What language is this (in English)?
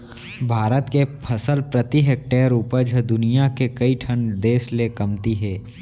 Chhattisgarhi